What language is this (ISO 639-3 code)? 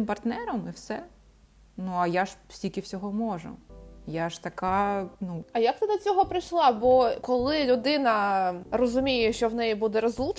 ukr